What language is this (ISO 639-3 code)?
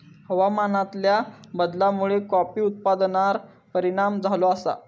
mar